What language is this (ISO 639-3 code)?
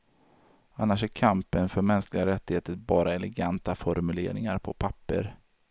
swe